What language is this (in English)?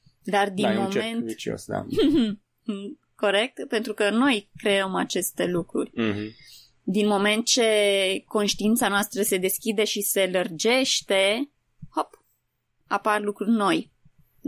Romanian